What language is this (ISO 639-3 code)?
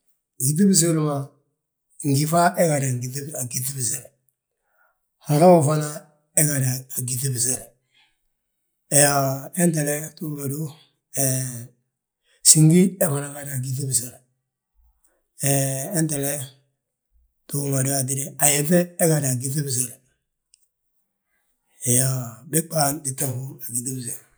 bjt